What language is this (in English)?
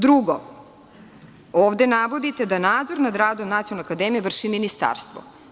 Serbian